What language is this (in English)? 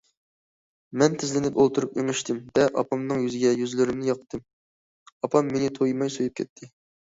Uyghur